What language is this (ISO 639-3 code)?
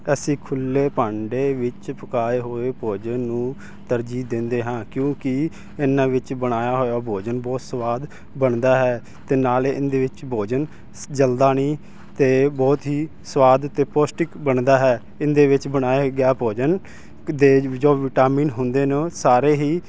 pan